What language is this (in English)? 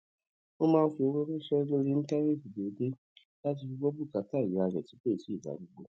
Yoruba